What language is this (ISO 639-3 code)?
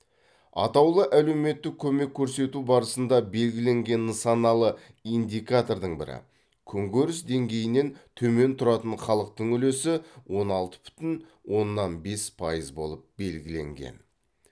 kaz